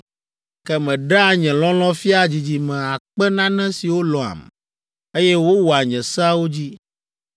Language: Ewe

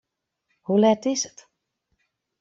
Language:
Western Frisian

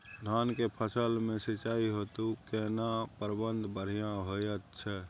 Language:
Maithili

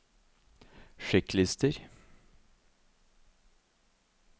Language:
Norwegian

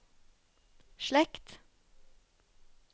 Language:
Norwegian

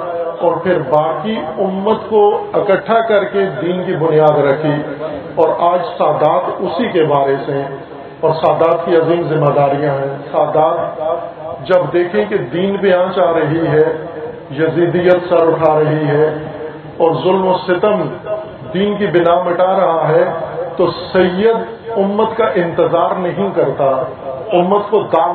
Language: Urdu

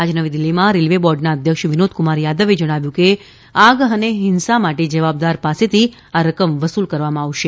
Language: Gujarati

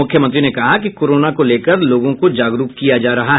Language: Hindi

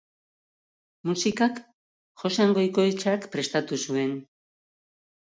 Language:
Basque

